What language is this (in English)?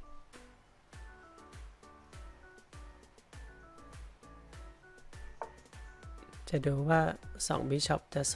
Thai